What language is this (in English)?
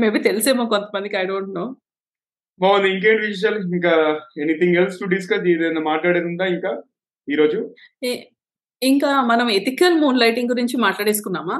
Telugu